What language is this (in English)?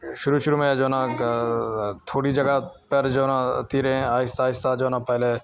Urdu